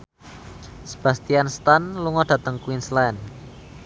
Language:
Javanese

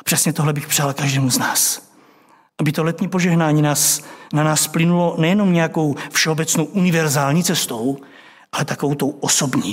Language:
Czech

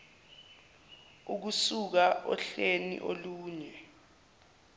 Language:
Zulu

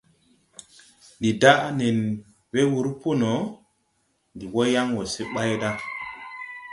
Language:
Tupuri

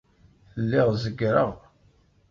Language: Kabyle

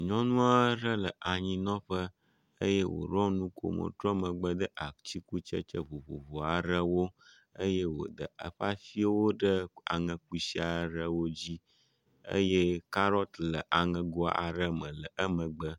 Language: Ewe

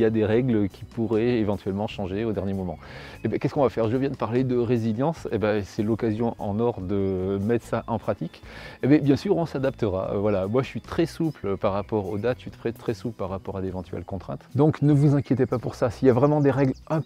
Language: French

